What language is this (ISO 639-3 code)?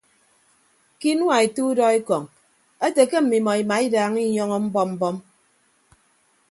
ibb